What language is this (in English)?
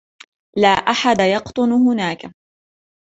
Arabic